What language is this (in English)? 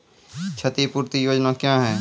Maithili